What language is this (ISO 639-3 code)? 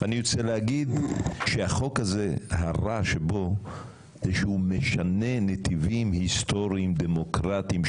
heb